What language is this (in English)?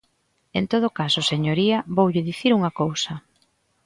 Galician